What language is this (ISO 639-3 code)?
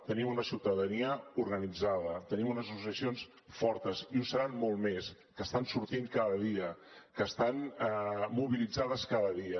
cat